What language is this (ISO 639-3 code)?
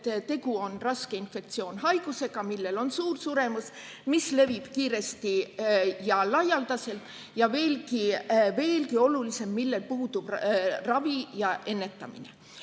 est